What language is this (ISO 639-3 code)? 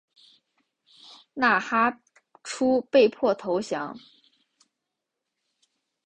zho